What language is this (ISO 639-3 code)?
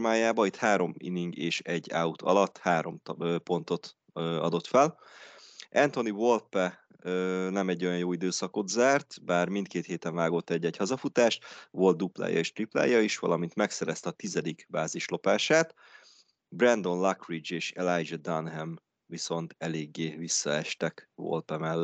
hun